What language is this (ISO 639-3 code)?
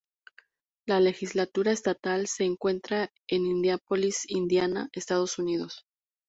spa